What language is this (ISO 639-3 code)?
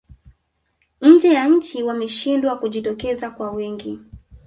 swa